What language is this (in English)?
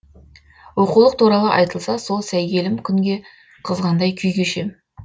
Kazakh